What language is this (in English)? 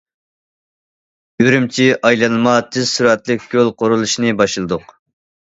Uyghur